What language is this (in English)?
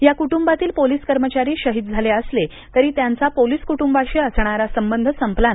Marathi